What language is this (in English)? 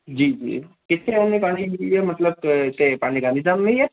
Sindhi